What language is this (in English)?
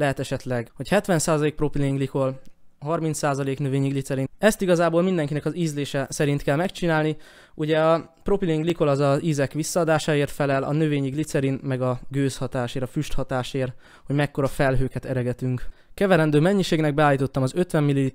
Hungarian